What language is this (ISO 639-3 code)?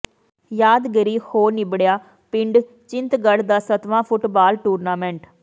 pan